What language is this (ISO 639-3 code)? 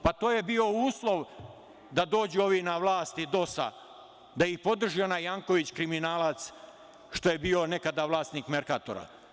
srp